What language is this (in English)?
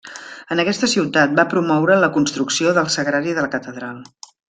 Catalan